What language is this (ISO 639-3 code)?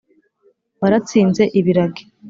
kin